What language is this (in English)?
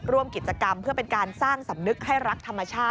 Thai